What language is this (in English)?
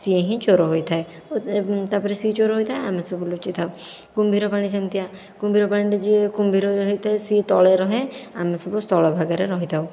Odia